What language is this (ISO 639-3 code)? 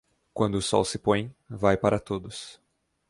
por